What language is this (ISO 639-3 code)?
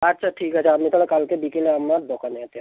ben